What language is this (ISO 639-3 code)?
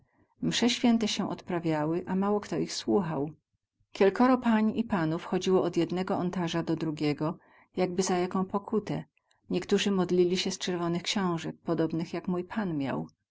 pol